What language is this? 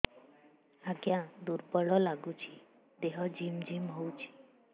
Odia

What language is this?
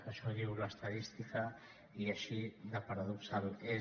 Catalan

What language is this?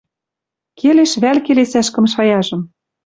Western Mari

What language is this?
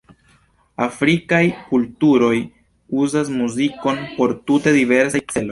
Esperanto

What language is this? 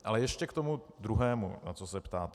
Czech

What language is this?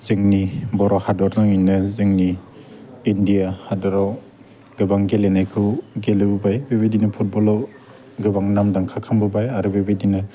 Bodo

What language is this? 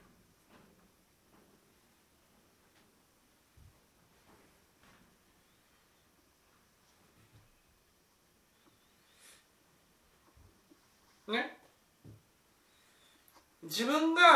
Japanese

